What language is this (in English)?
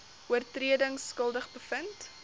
Afrikaans